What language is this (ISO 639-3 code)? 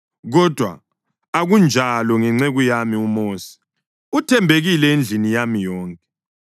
nde